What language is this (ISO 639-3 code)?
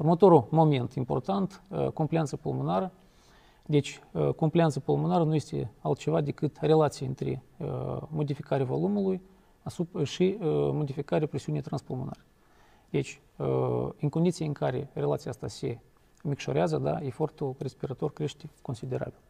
ron